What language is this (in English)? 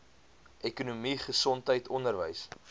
Afrikaans